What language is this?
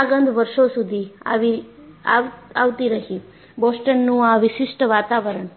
Gujarati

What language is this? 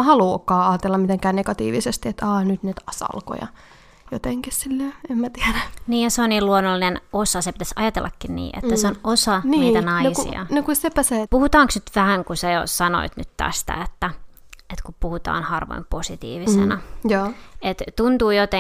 Finnish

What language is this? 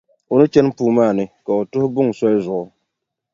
Dagbani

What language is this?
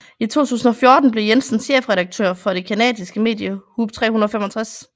Danish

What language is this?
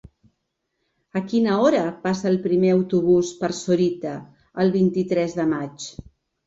Catalan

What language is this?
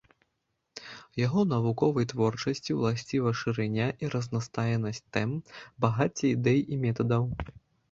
Belarusian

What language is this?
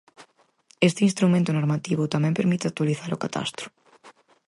Galician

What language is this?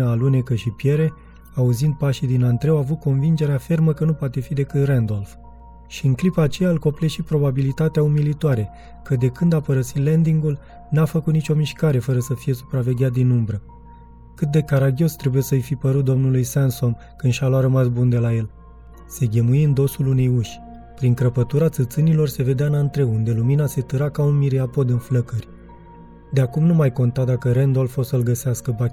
Romanian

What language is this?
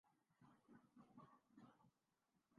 Urdu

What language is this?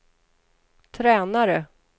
Swedish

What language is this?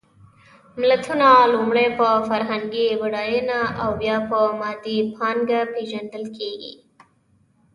Pashto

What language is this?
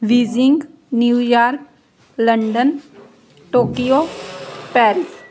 Punjabi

